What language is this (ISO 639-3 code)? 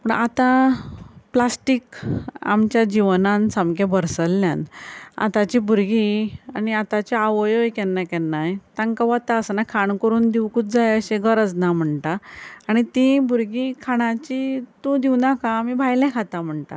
kok